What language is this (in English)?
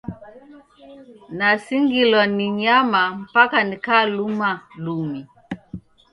Taita